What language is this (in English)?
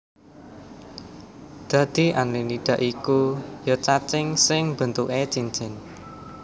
Javanese